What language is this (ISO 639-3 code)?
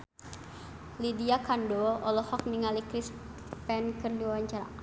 sun